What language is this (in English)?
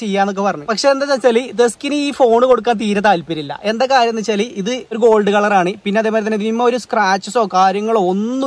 Arabic